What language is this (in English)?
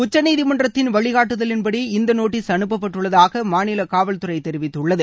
Tamil